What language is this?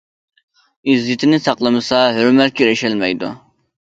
Uyghur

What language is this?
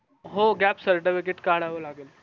Marathi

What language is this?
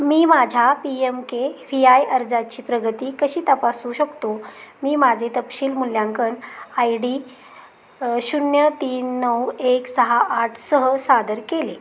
Marathi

